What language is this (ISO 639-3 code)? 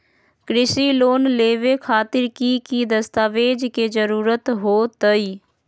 mag